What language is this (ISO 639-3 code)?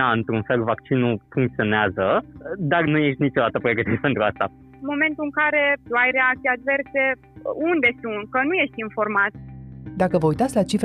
ron